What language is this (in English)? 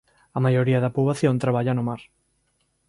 Galician